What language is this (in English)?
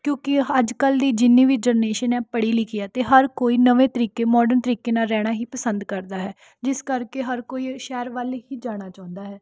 Punjabi